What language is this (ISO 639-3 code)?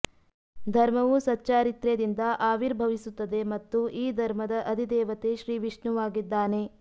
kan